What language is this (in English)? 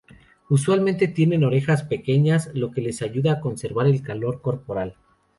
Spanish